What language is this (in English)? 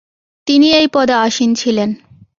Bangla